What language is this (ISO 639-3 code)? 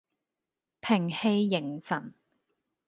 yue